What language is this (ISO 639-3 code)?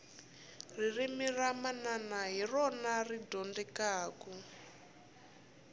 tso